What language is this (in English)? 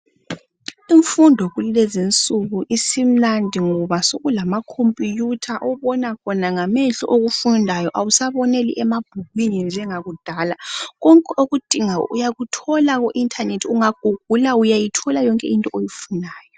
North Ndebele